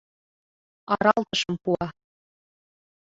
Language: Mari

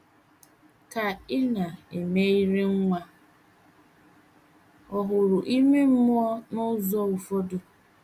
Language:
Igbo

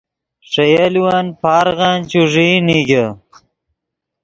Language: Yidgha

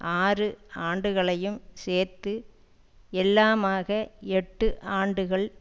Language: Tamil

